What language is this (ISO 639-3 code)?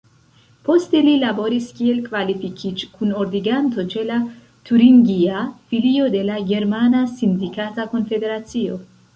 epo